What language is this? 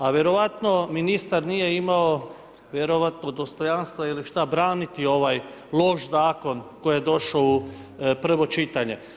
Croatian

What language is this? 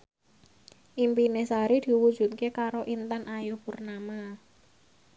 Javanese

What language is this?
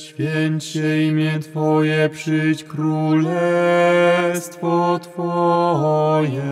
Polish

